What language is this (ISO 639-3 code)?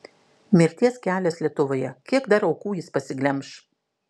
lit